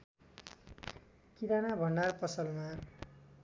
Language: Nepali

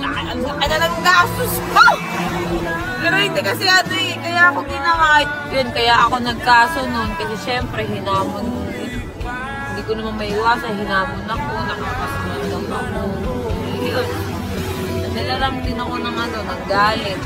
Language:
Filipino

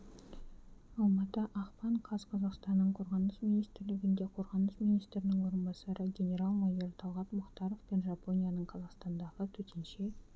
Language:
Kazakh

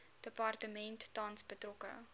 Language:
Afrikaans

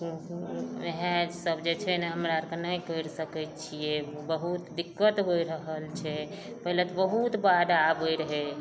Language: Maithili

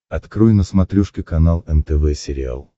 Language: Russian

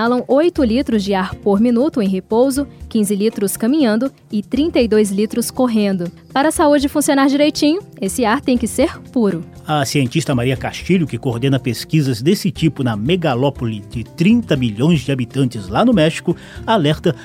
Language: Portuguese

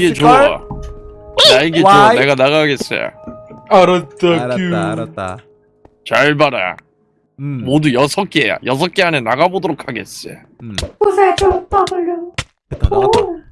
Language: Korean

